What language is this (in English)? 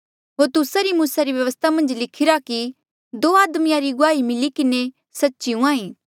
Mandeali